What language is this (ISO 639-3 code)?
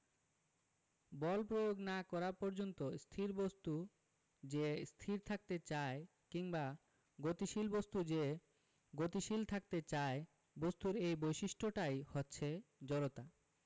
ben